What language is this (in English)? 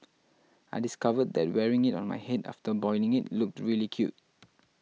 English